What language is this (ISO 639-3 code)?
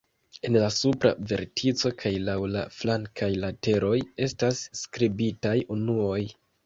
epo